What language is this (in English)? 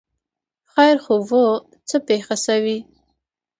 Pashto